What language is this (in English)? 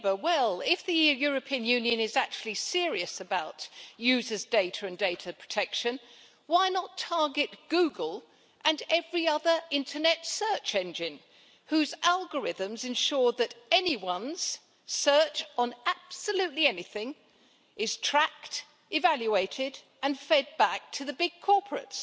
English